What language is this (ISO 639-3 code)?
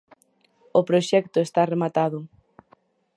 glg